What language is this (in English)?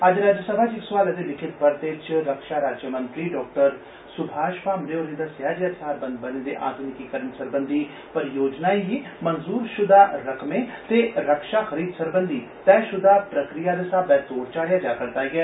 Dogri